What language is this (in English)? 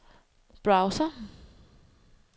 Danish